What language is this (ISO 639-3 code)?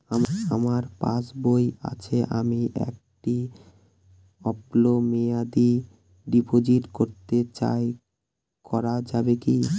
ben